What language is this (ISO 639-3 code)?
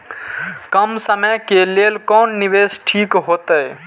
mai